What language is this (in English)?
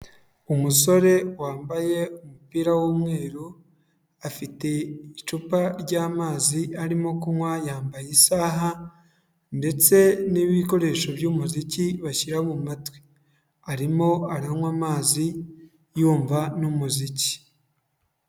Kinyarwanda